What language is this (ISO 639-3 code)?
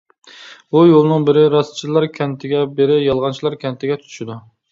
uig